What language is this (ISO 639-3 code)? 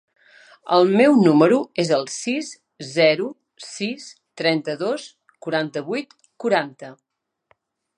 cat